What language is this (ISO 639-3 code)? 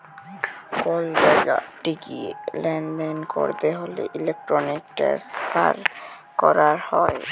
ben